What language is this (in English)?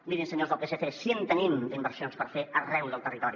Catalan